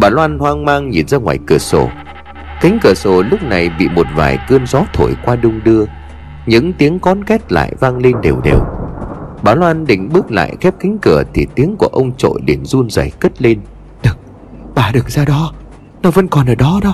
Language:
Vietnamese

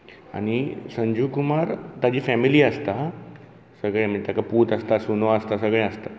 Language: Konkani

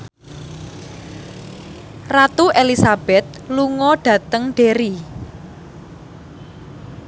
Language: Javanese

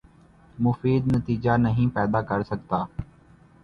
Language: Urdu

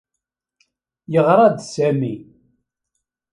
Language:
Kabyle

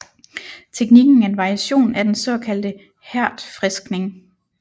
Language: Danish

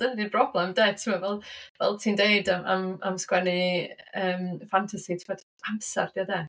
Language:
Welsh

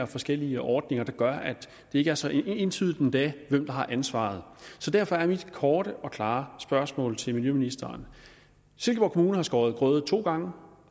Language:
Danish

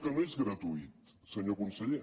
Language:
Catalan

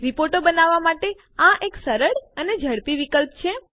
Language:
Gujarati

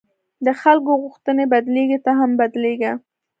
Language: Pashto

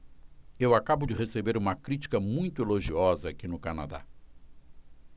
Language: Portuguese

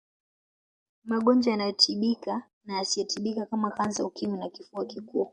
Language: Swahili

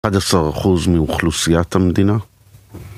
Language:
Hebrew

